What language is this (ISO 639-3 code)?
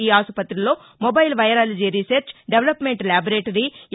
tel